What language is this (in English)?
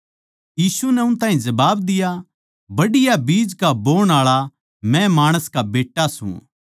Haryanvi